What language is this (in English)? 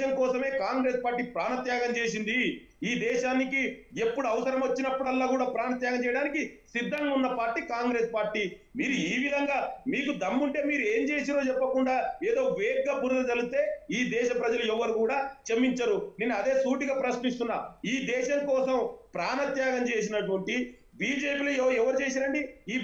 Telugu